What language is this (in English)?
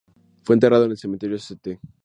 Spanish